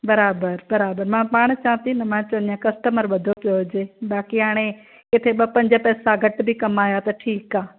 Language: Sindhi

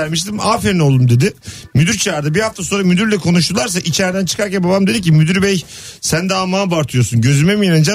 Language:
Turkish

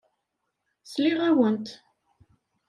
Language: Kabyle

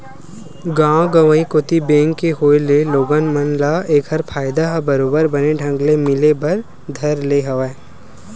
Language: Chhattisgarhi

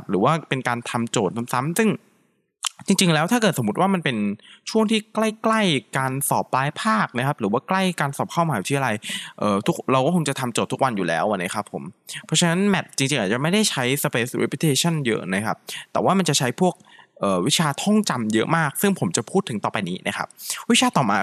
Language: Thai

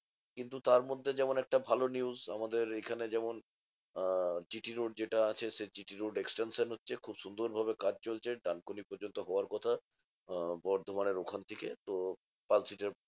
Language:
Bangla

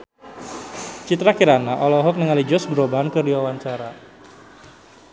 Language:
Sundanese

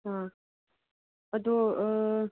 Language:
Manipuri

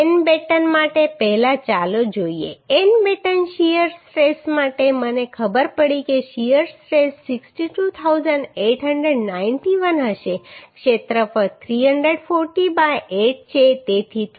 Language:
Gujarati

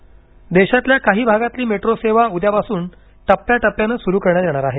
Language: Marathi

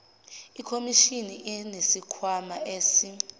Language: Zulu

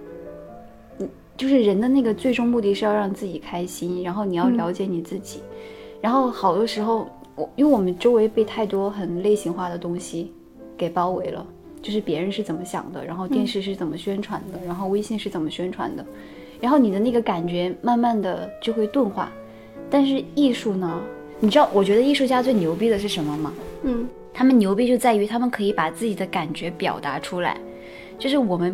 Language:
Chinese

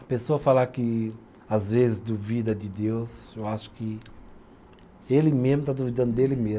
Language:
Portuguese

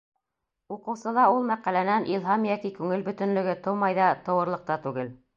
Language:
Bashkir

